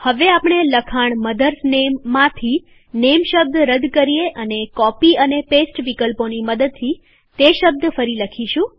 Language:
Gujarati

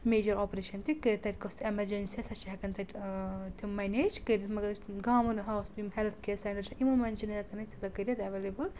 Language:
Kashmiri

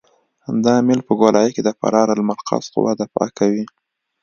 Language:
Pashto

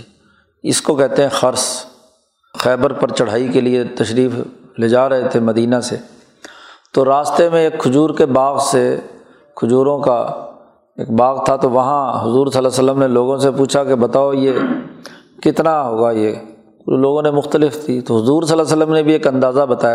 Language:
Urdu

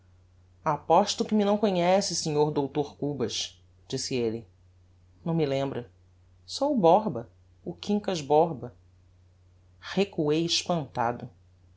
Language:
Portuguese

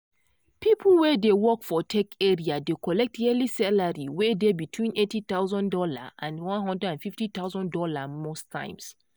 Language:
Nigerian Pidgin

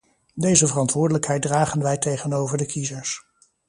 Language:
Dutch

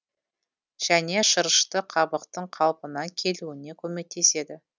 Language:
Kazakh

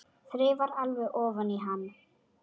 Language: Icelandic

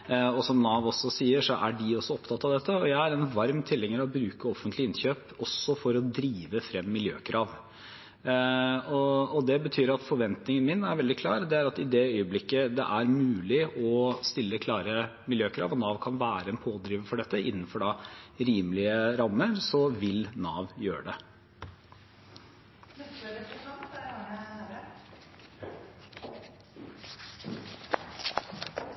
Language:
Norwegian Bokmål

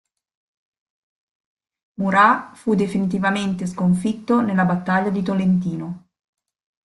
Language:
Italian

